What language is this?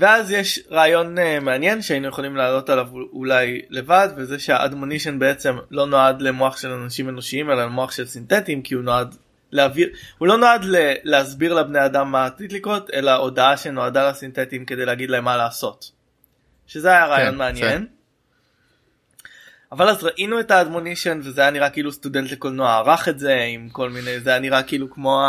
Hebrew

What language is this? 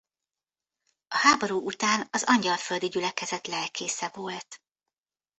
Hungarian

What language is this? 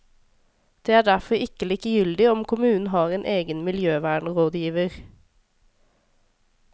Norwegian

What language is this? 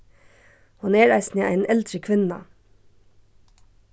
Faroese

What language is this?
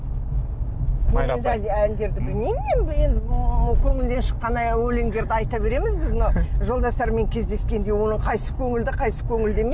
Kazakh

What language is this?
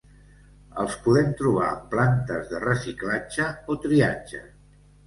Catalan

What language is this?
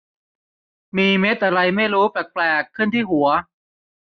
Thai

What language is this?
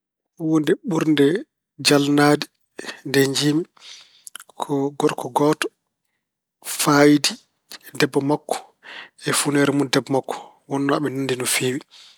Fula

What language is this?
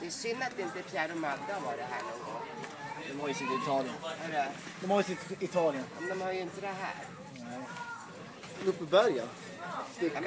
Swedish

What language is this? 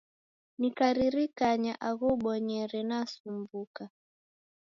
Taita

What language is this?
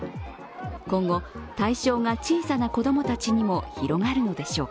Japanese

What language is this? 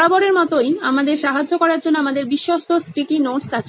Bangla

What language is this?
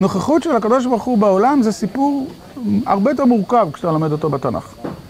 Hebrew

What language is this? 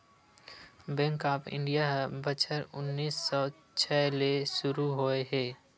Chhattisgarhi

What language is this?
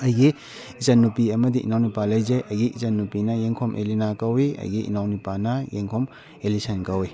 Manipuri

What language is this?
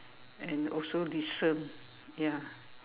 English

